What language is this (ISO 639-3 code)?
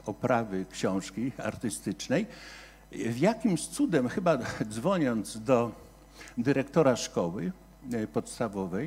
pol